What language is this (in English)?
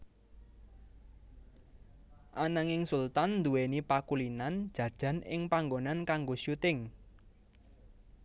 Javanese